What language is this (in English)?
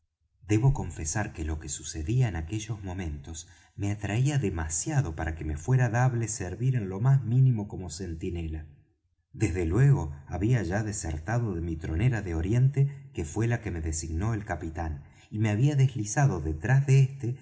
Spanish